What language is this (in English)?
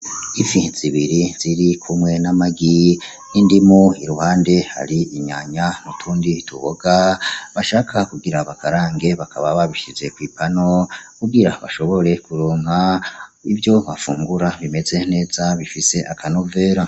Rundi